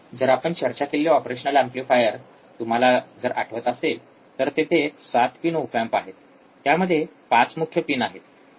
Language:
Marathi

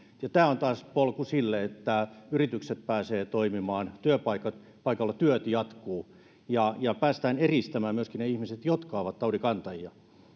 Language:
Finnish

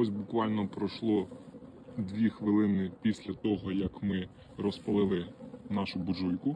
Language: Ukrainian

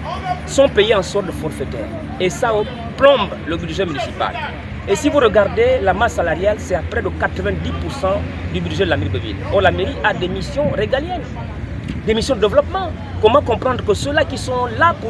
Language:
French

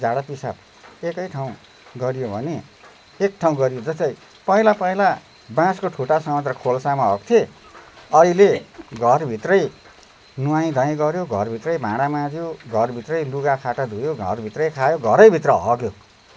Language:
Nepali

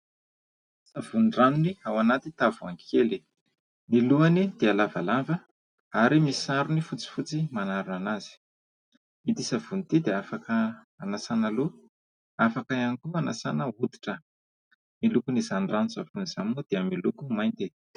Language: Malagasy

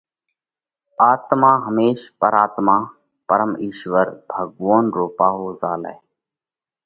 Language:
Parkari Koli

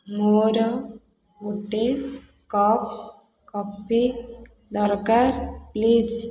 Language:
Odia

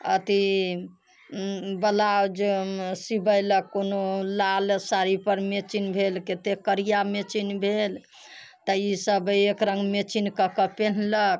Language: Maithili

